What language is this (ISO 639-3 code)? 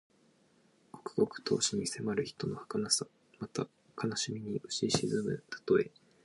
jpn